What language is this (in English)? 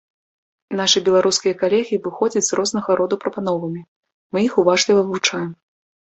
Belarusian